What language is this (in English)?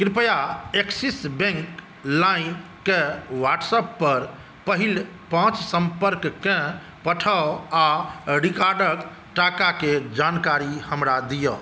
Maithili